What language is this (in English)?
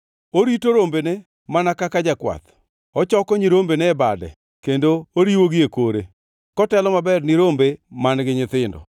Luo (Kenya and Tanzania)